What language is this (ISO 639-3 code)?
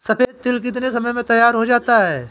hin